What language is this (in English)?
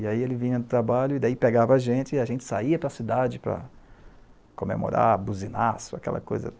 Portuguese